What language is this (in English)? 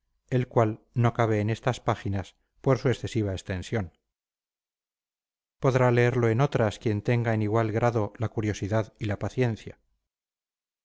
Spanish